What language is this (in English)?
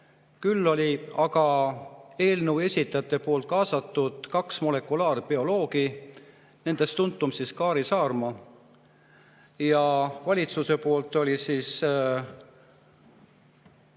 Estonian